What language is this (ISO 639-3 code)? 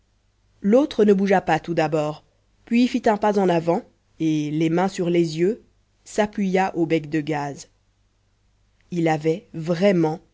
fra